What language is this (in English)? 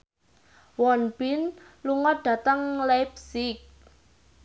Javanese